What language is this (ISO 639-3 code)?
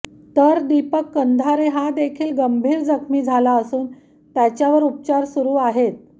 mar